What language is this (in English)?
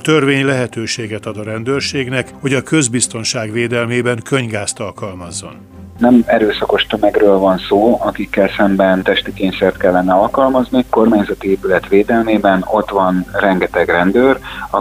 Hungarian